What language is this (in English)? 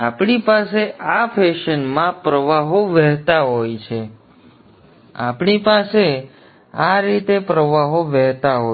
Gujarati